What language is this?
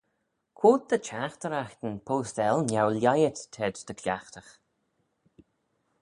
Manx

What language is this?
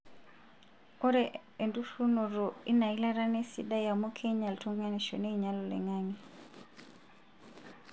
Masai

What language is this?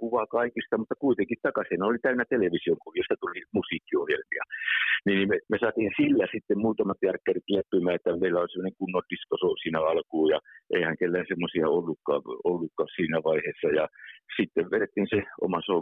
Finnish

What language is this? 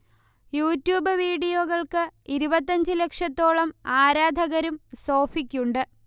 Malayalam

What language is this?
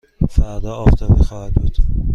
Persian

